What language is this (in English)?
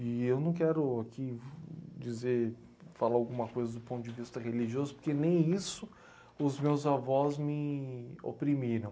Portuguese